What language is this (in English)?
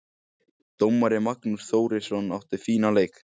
Icelandic